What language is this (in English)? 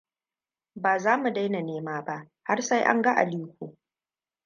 Hausa